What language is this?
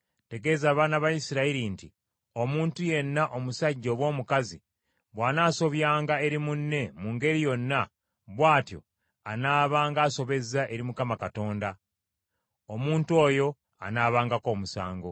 Ganda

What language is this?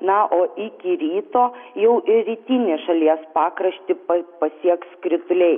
Lithuanian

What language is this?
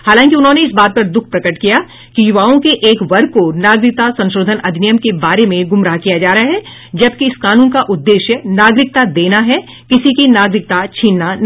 Hindi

